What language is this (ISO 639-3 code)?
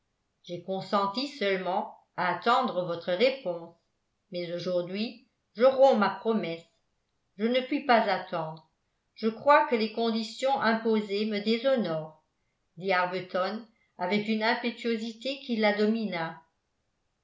fra